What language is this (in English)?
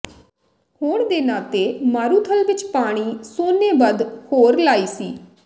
Punjabi